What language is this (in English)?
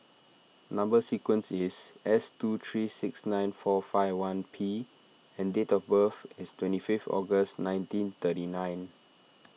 English